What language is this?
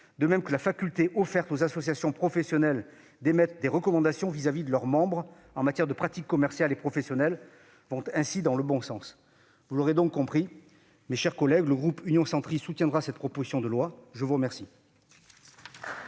French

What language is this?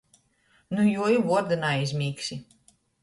Latgalian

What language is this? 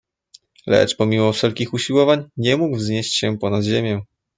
Polish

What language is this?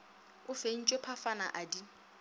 Northern Sotho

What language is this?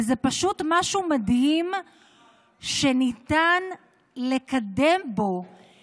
Hebrew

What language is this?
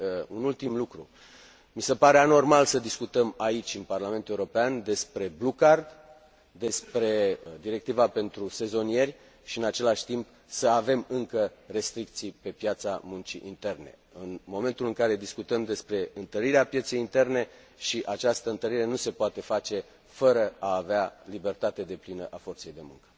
Romanian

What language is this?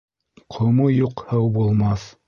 Bashkir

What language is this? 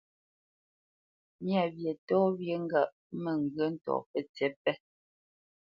Bamenyam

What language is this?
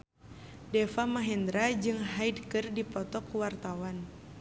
Sundanese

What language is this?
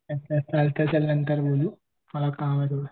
Marathi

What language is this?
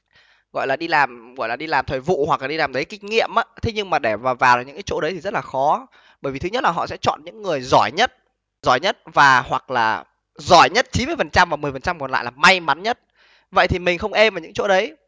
Vietnamese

